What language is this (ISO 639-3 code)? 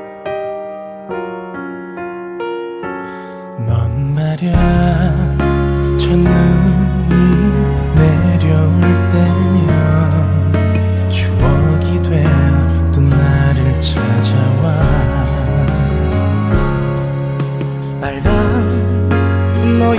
kor